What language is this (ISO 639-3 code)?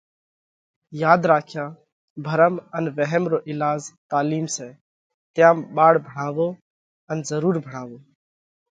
kvx